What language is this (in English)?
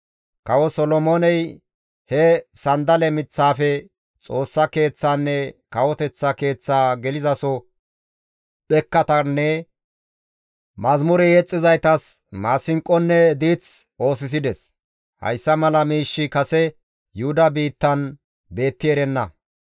Gamo